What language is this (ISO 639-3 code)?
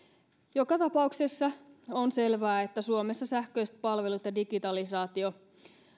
fin